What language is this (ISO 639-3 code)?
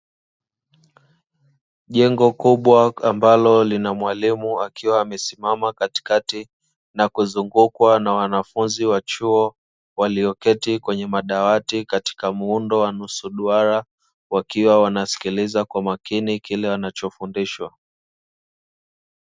swa